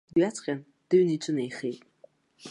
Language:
Abkhazian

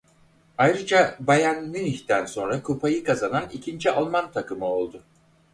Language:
Turkish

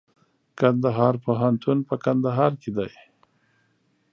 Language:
Pashto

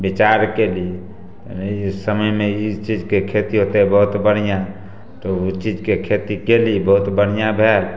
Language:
Maithili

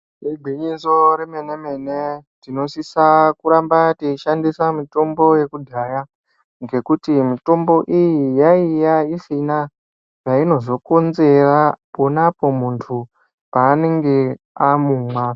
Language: Ndau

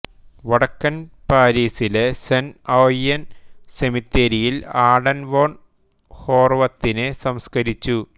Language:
Malayalam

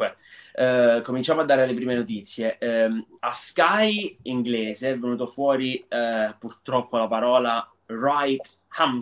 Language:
Italian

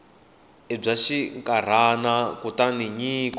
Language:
Tsonga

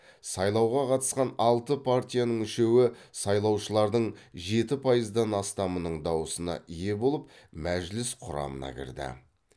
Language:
Kazakh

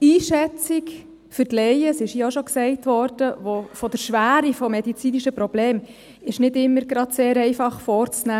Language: Swiss German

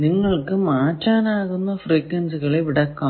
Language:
Malayalam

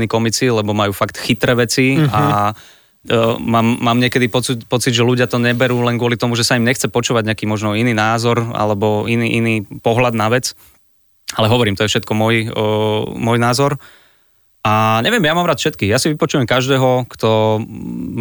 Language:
Slovak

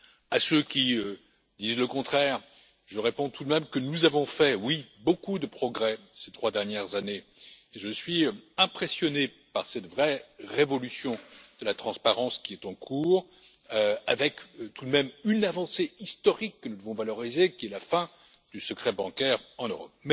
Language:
French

